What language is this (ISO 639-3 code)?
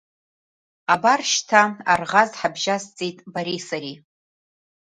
abk